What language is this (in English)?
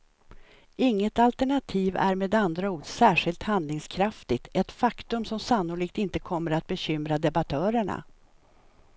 Swedish